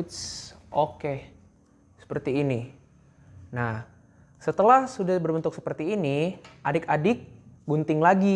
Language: Indonesian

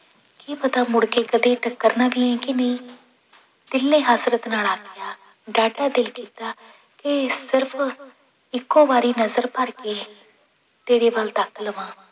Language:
Punjabi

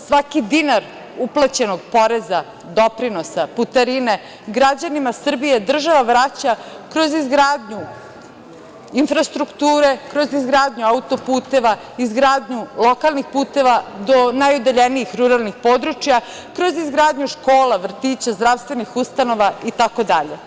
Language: Serbian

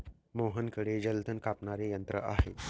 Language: Marathi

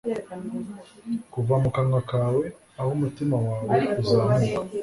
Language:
Kinyarwanda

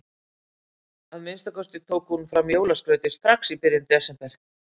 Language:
Icelandic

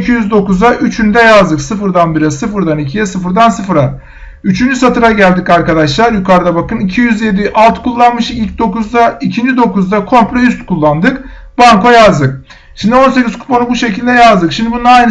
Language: Turkish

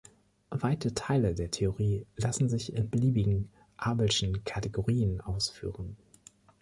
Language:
German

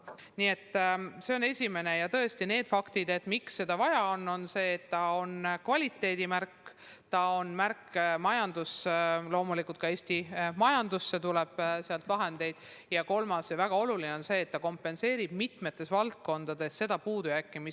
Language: Estonian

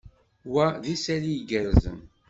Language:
Kabyle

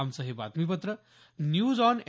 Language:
Marathi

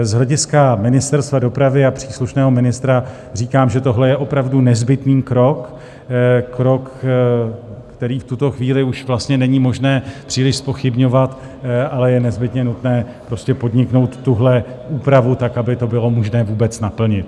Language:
Czech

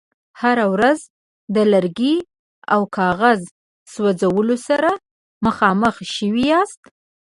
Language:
Pashto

